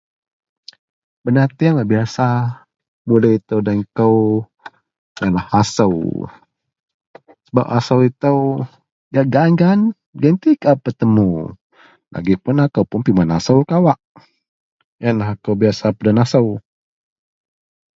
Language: Central Melanau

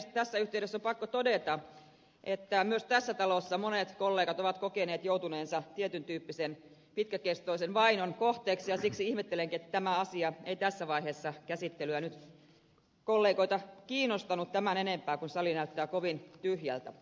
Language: Finnish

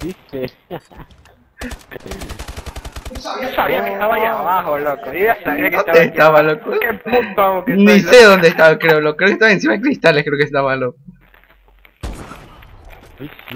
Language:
Spanish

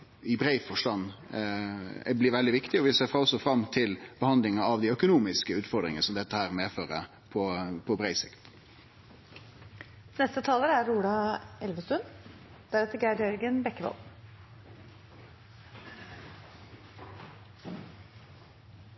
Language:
Norwegian Nynorsk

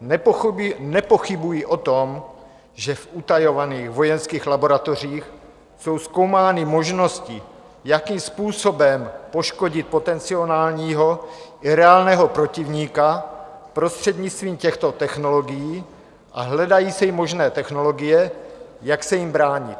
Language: Czech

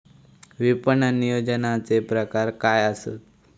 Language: Marathi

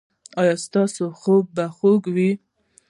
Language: Pashto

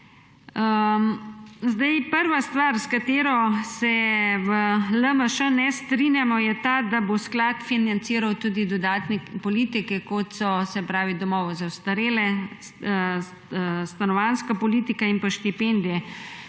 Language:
Slovenian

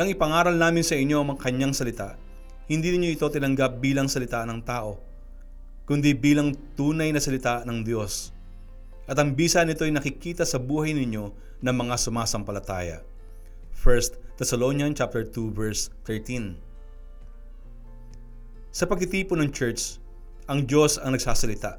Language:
Filipino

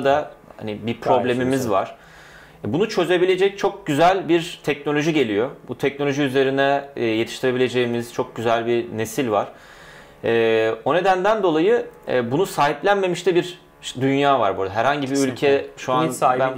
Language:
Turkish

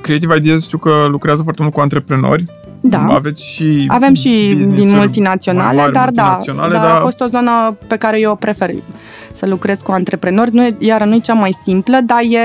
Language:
Romanian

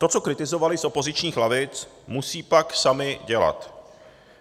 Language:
Czech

